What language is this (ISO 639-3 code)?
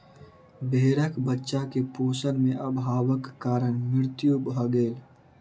mai